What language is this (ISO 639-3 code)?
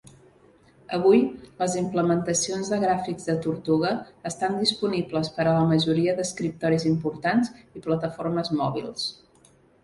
cat